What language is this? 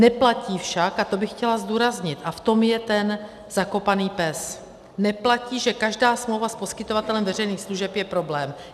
Czech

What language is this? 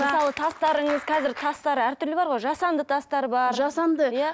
Kazakh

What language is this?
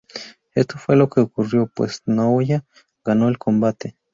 Spanish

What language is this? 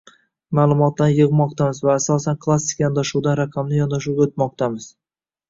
Uzbek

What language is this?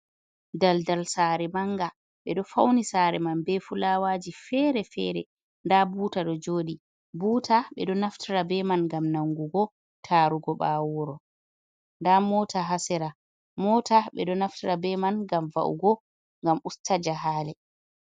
Fula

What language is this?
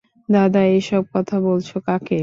Bangla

